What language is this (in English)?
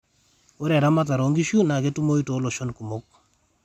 Masai